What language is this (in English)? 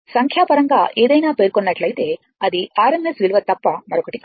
Telugu